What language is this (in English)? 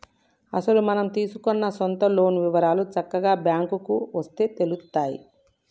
Telugu